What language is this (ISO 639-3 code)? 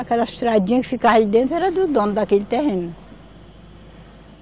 por